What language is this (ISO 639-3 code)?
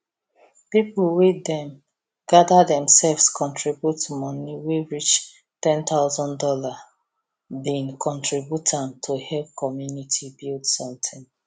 pcm